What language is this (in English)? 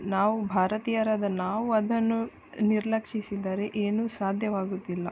Kannada